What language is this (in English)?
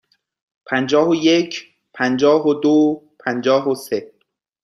Persian